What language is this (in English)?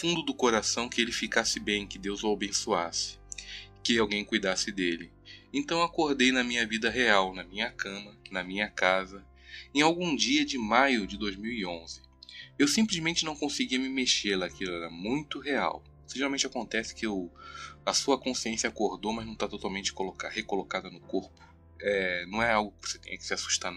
Portuguese